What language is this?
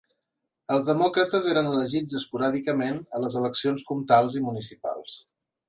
Catalan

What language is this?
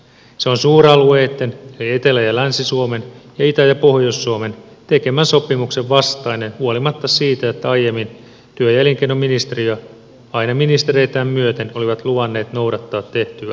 Finnish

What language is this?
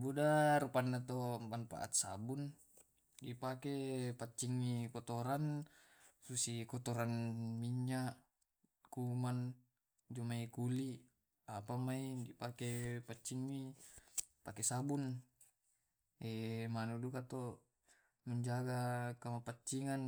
Tae'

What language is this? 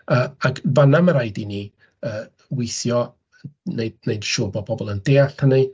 Welsh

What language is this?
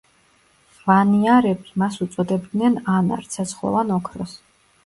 Georgian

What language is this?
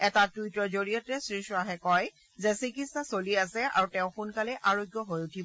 Assamese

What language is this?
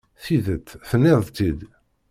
Kabyle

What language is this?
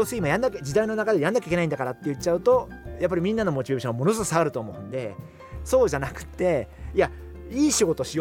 Japanese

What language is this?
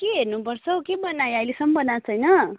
Nepali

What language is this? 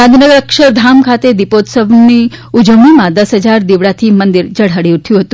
Gujarati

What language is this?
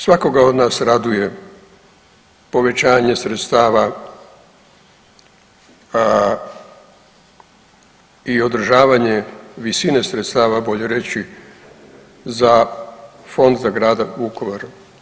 Croatian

